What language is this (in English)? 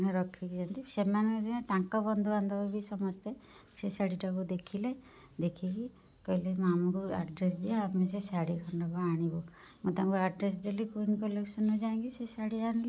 Odia